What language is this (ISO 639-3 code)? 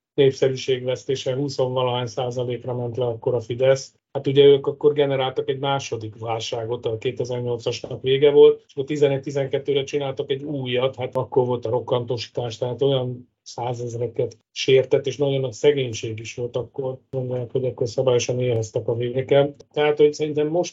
hun